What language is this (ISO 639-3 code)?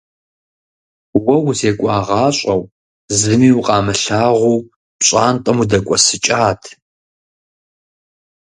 kbd